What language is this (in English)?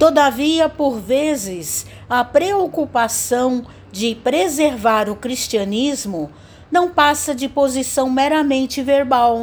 Portuguese